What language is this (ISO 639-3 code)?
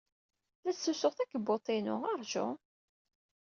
kab